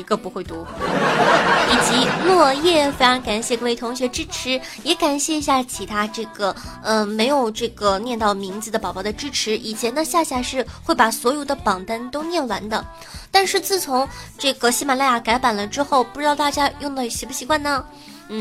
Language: Chinese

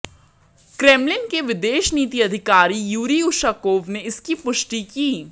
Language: Hindi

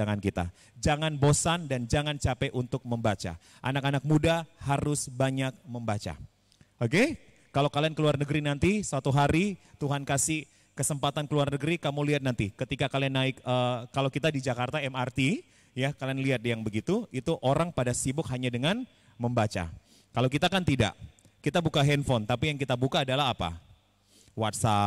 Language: Indonesian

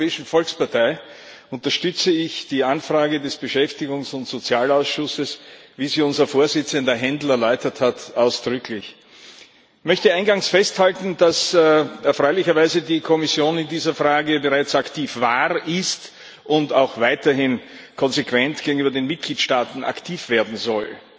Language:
German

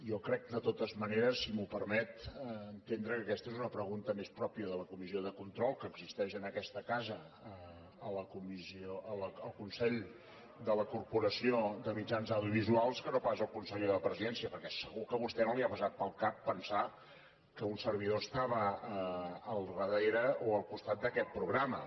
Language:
Catalan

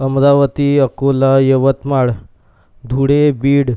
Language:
Marathi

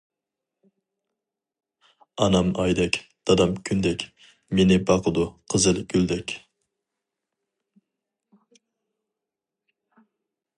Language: Uyghur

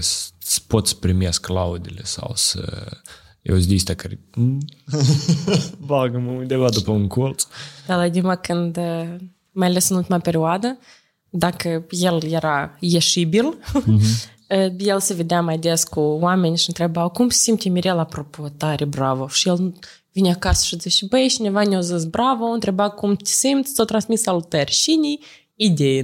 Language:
Romanian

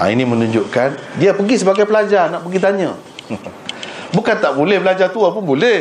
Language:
Malay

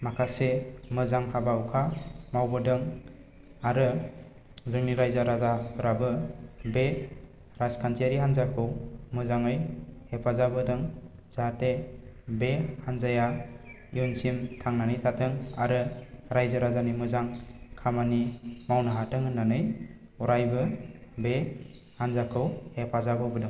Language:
Bodo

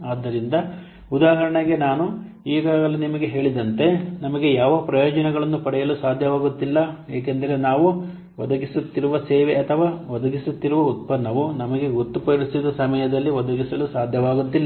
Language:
Kannada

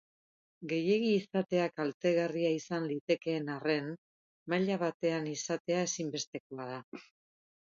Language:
Basque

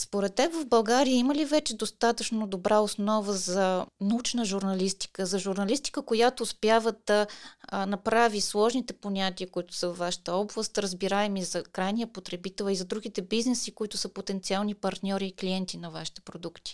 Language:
Bulgarian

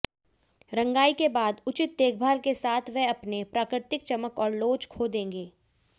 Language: Hindi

